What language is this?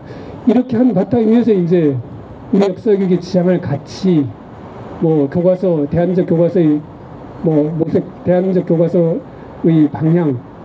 Korean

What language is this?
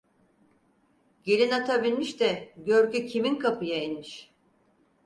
Turkish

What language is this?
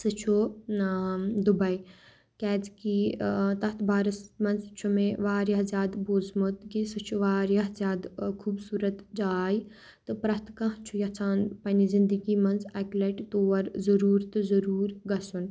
Kashmiri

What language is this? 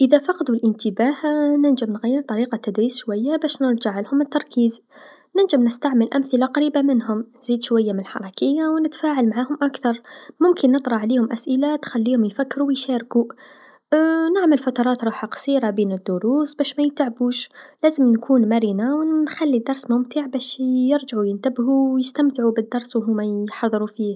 Tunisian Arabic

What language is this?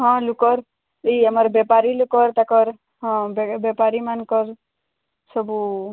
Odia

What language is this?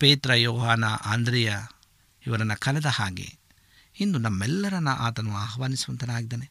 Kannada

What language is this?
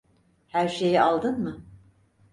Turkish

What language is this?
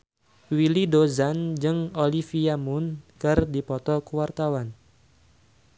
Sundanese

